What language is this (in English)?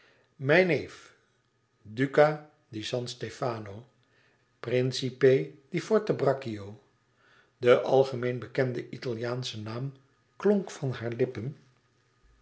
Dutch